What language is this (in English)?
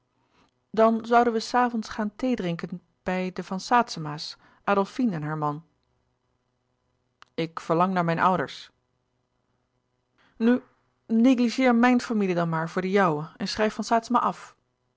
Dutch